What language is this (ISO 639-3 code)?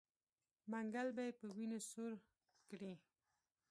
pus